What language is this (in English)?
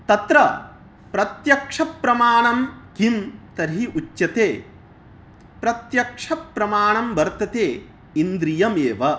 Sanskrit